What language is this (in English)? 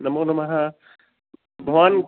Sanskrit